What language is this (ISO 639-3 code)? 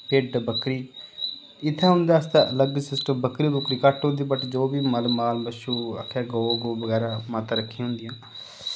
doi